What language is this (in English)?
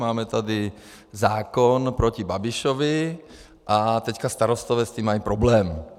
Czech